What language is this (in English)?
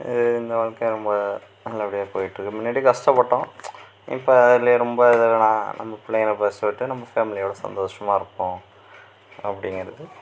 Tamil